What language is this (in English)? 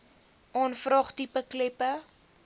Afrikaans